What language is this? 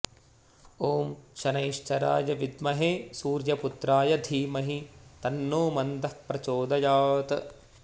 Sanskrit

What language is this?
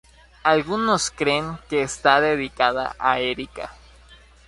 Spanish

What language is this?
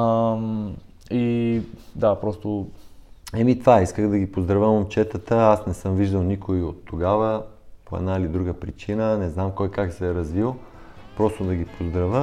Bulgarian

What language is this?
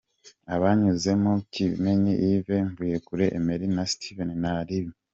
Kinyarwanda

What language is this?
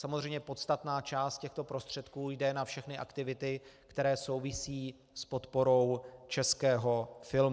Czech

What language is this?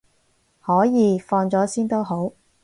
Cantonese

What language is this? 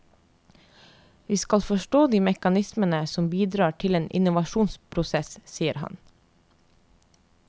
Norwegian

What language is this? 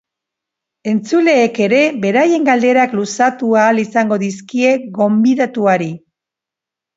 Basque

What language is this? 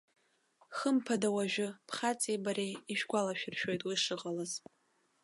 Abkhazian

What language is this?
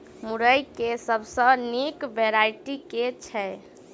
Maithili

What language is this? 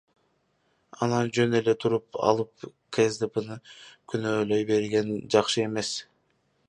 Kyrgyz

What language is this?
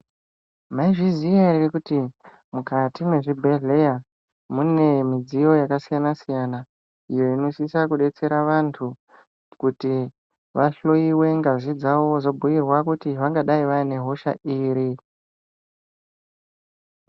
Ndau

